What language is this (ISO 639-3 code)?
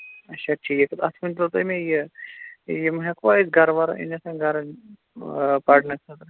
kas